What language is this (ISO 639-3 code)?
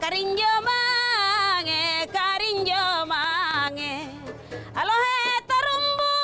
ind